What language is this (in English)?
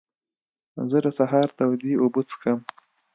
Pashto